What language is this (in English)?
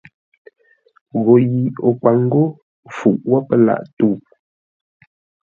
Ngombale